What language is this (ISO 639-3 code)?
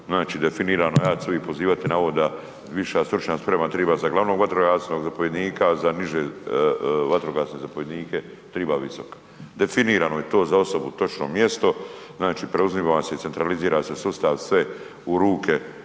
hrv